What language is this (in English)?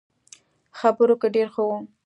Pashto